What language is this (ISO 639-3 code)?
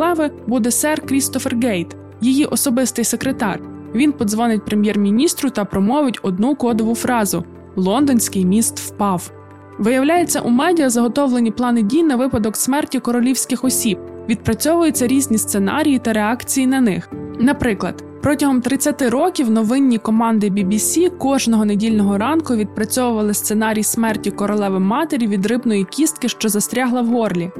ukr